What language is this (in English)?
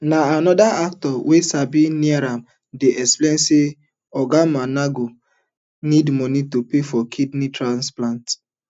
Nigerian Pidgin